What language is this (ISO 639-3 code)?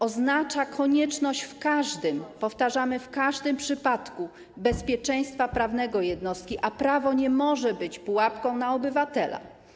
pol